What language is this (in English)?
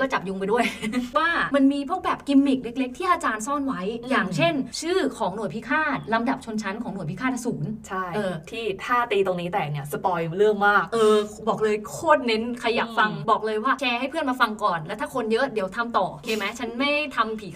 Thai